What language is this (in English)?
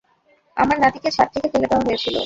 Bangla